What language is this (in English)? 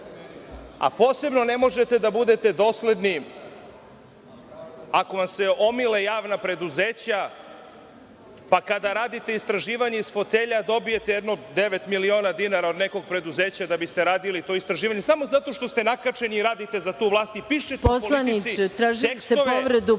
Serbian